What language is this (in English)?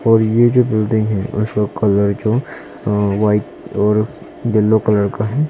Hindi